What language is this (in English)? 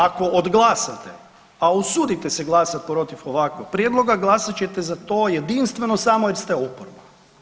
Croatian